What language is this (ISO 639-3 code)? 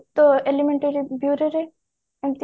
ori